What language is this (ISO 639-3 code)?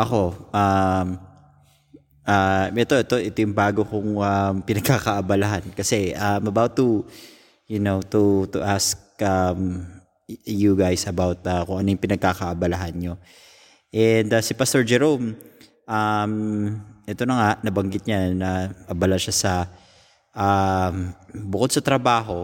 fil